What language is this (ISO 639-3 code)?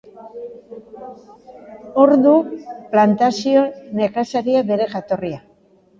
eus